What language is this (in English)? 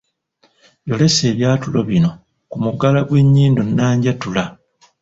Ganda